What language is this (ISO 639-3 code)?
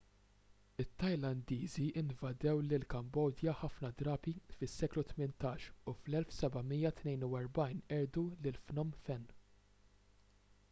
mlt